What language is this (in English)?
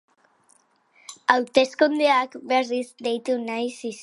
Basque